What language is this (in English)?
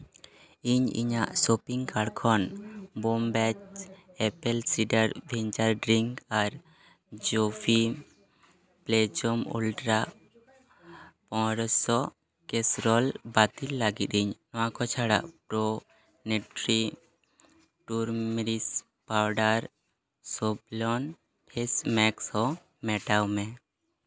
Santali